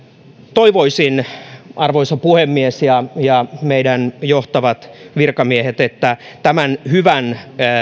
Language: Finnish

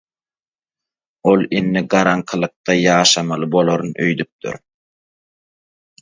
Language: Turkmen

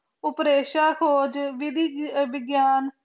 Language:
Punjabi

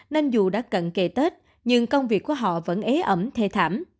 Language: Vietnamese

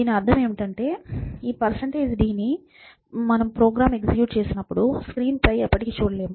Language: Telugu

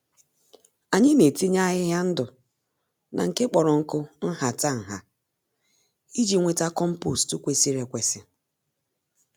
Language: Igbo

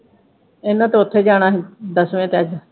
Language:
Punjabi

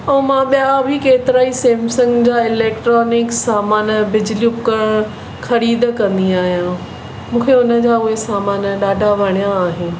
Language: Sindhi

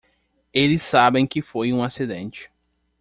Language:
Portuguese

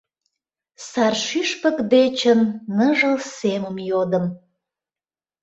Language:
Mari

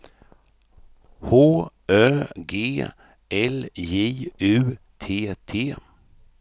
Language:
Swedish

